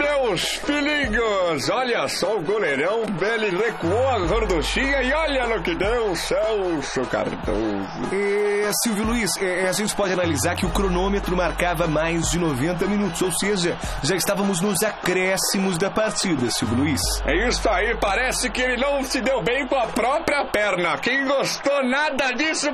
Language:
Portuguese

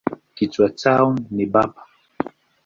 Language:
Swahili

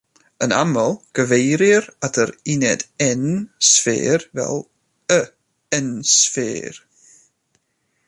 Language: Welsh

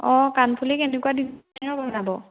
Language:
Assamese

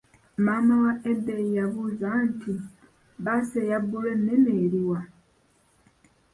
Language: Ganda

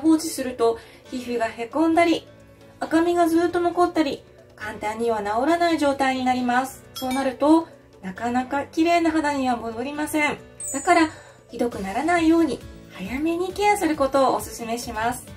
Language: Japanese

